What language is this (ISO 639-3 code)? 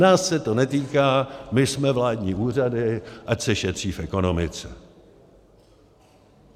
ces